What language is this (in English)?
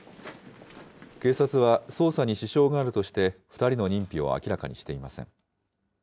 Japanese